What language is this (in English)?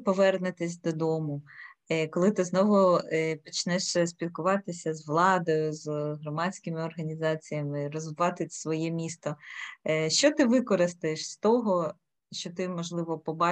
Ukrainian